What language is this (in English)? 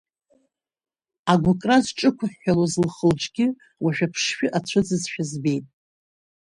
Abkhazian